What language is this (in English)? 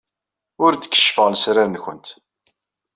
Kabyle